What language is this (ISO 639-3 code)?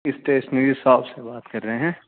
urd